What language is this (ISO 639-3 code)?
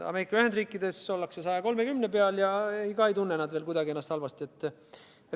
est